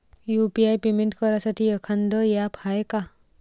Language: Marathi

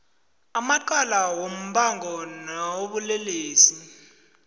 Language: South Ndebele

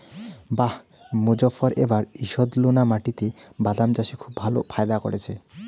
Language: Bangla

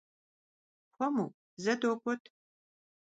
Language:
Kabardian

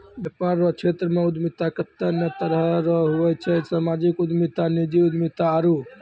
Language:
Maithili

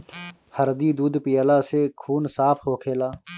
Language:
Bhojpuri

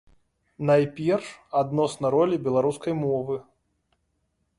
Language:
Belarusian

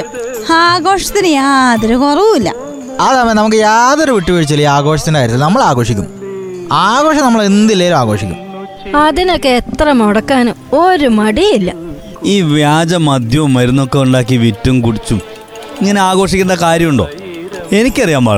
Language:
Malayalam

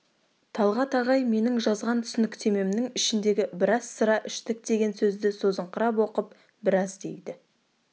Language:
Kazakh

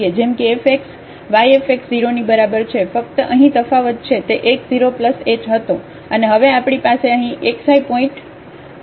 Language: Gujarati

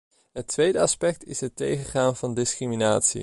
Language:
Dutch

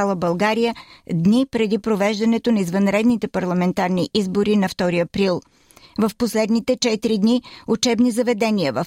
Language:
Bulgarian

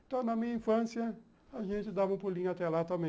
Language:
Portuguese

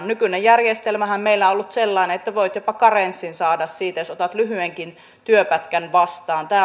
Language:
Finnish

